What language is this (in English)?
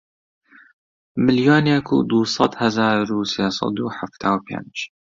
Central Kurdish